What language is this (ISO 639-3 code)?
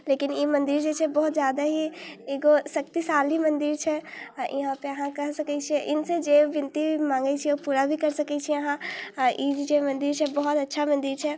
mai